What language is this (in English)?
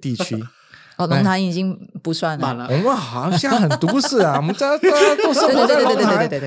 Chinese